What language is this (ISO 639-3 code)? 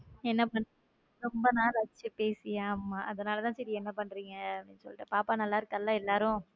tam